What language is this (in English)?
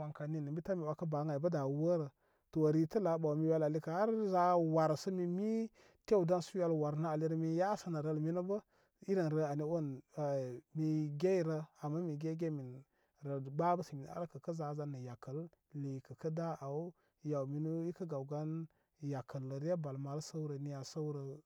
Koma